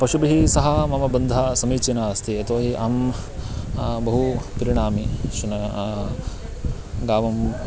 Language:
Sanskrit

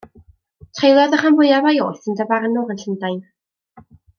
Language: Welsh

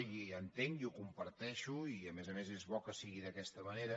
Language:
Catalan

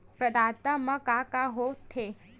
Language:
Chhattisgarhi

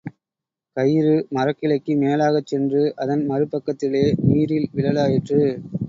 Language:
Tamil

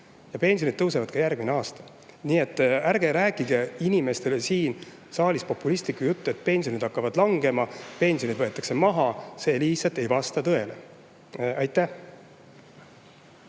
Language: Estonian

